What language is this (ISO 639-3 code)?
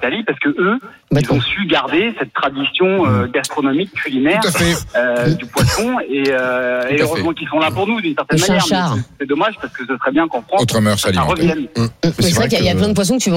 fra